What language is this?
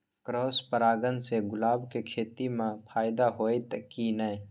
Maithili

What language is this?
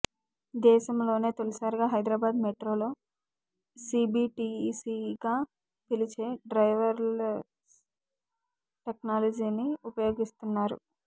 Telugu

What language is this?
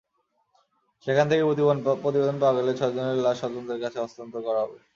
Bangla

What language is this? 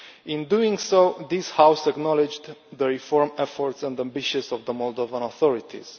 English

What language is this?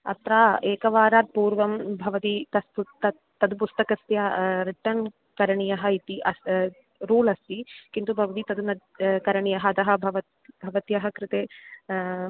Sanskrit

